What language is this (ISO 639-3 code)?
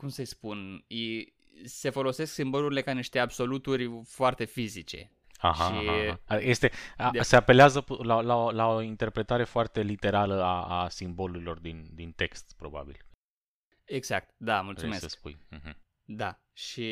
ron